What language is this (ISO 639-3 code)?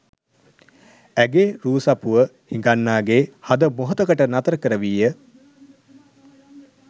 sin